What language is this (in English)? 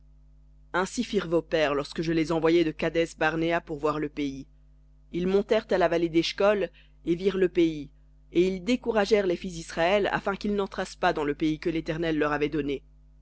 French